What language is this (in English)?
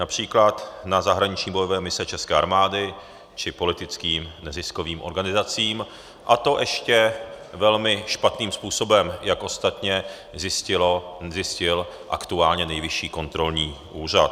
Czech